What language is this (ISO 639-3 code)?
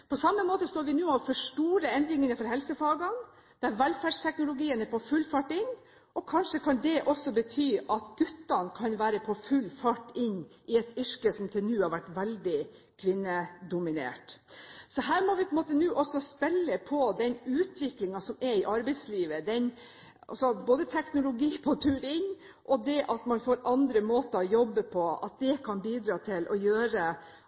nob